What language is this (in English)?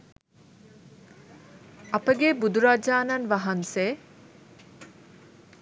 Sinhala